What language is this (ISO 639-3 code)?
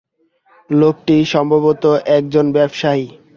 ben